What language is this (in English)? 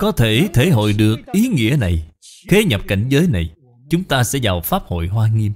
Vietnamese